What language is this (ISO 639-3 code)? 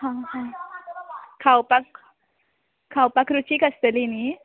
kok